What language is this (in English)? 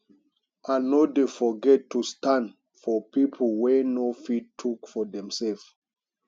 Nigerian Pidgin